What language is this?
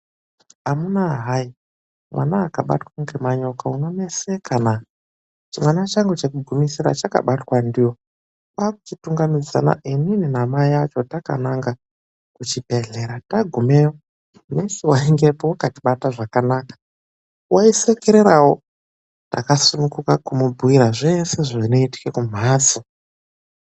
Ndau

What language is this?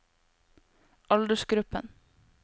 Norwegian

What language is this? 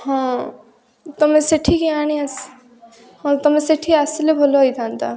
Odia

